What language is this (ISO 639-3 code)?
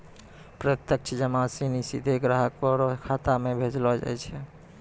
mai